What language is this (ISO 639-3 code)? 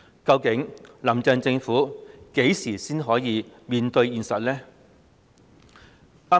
yue